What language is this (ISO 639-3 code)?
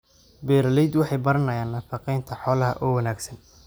som